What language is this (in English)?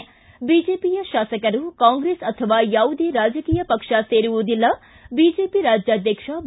Kannada